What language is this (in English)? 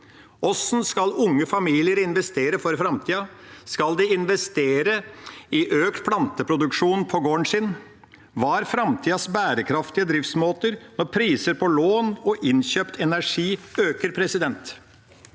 Norwegian